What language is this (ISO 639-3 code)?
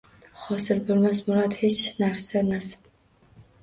uzb